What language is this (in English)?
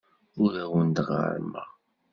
Kabyle